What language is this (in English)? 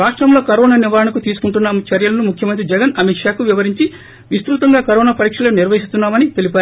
Telugu